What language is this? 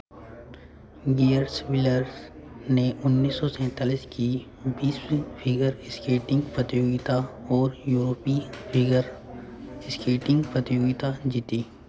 Hindi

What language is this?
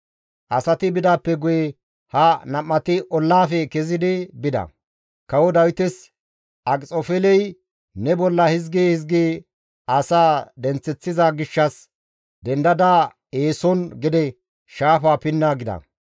Gamo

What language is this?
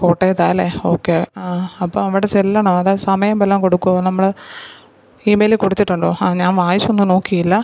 Malayalam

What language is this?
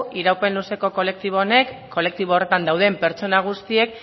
Basque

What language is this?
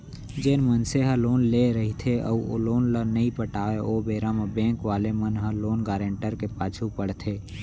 Chhattisgarhi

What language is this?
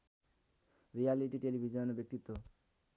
Nepali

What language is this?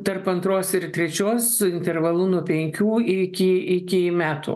Lithuanian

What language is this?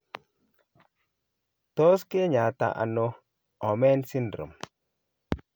Kalenjin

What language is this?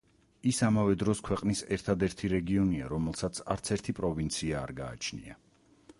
Georgian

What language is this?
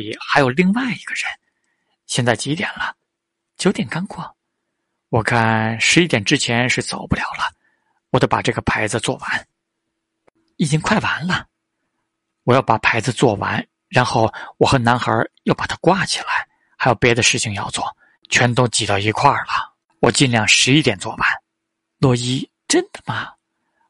Chinese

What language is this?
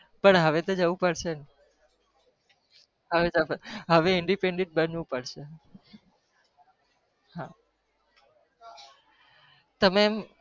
Gujarati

